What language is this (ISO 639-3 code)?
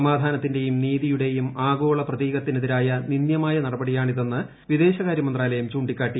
mal